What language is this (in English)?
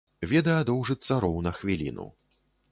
Belarusian